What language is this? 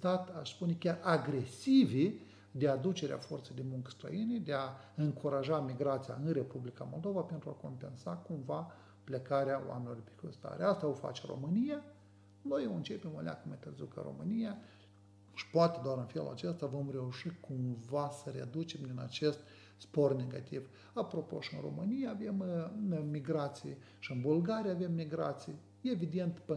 Romanian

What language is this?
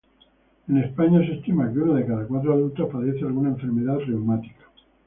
Spanish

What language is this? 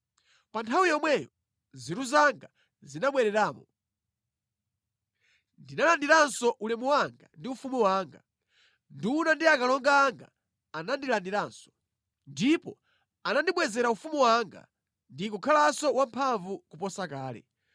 Nyanja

